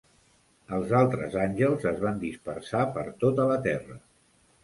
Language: Catalan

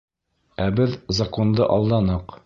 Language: Bashkir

